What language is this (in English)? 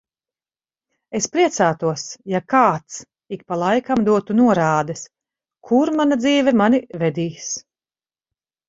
Latvian